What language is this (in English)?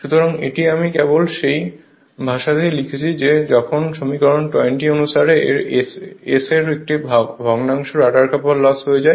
Bangla